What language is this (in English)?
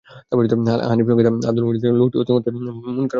Bangla